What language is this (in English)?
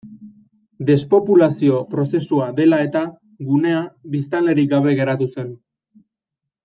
Basque